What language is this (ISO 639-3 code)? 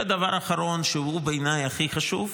heb